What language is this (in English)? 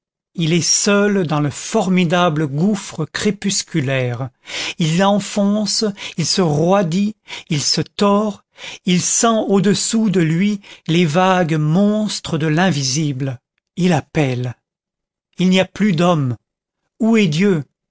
French